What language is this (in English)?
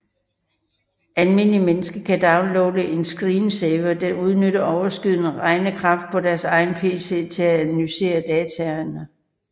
Danish